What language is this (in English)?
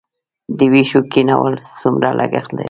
Pashto